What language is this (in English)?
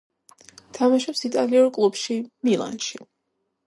Georgian